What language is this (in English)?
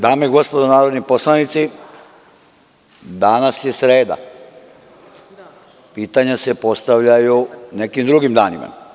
Serbian